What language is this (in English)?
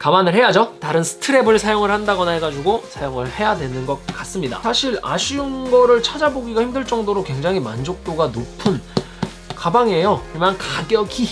Korean